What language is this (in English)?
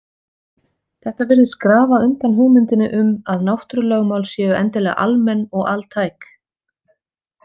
Icelandic